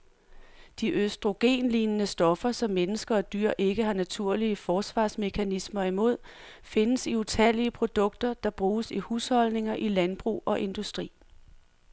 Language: Danish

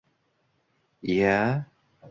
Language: Uzbek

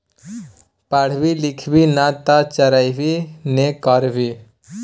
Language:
Maithili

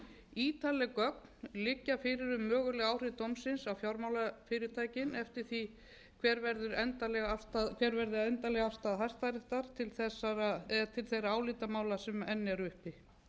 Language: Icelandic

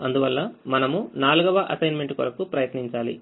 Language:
Telugu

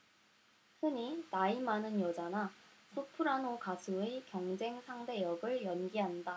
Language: Korean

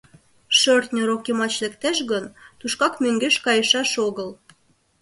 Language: Mari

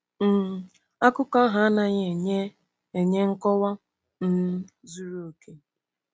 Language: Igbo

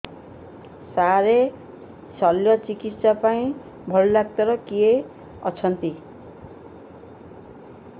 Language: Odia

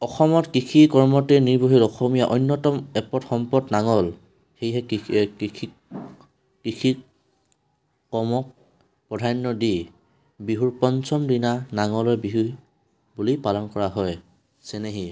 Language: Assamese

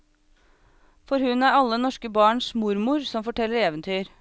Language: Norwegian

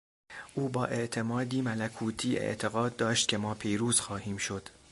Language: Persian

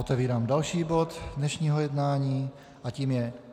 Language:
Czech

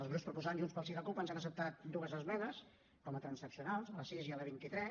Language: Catalan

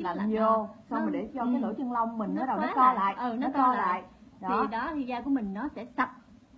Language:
Vietnamese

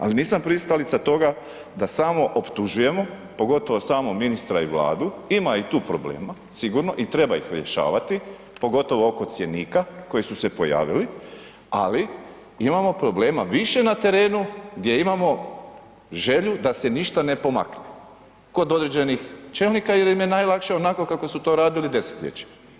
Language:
Croatian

